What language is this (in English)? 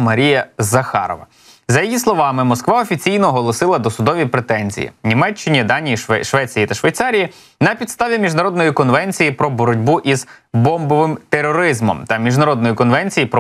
Ukrainian